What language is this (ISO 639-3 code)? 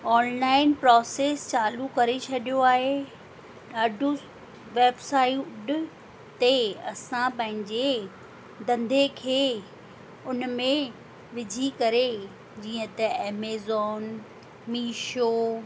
snd